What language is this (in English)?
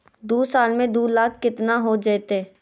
Magahi